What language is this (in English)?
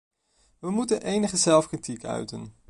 Dutch